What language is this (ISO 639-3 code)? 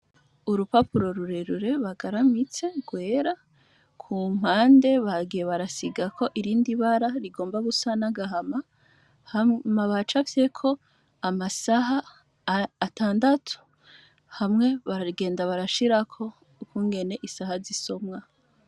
run